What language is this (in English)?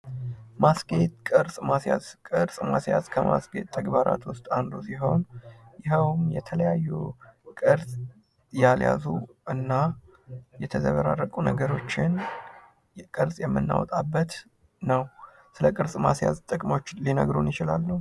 Amharic